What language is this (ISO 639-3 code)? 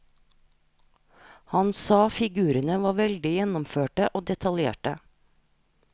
nor